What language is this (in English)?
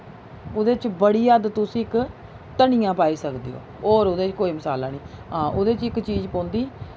Dogri